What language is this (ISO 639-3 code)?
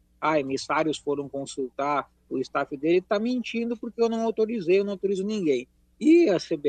por